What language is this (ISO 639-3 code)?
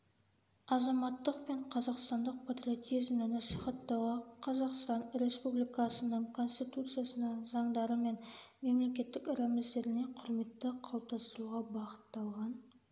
kaz